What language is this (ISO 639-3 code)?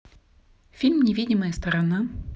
rus